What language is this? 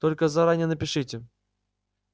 Russian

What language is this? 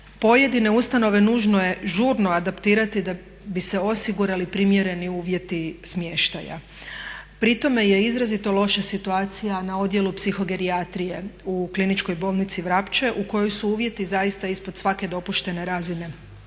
Croatian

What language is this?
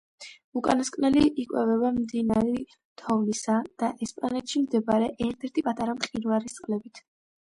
Georgian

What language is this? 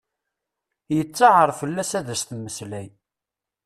Kabyle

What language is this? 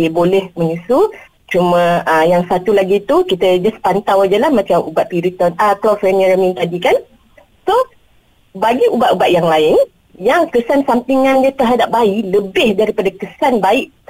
Malay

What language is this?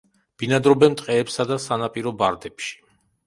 Georgian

